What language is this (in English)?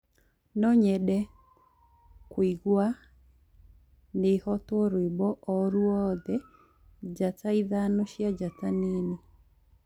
Kikuyu